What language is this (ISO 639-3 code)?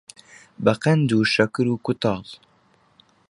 ckb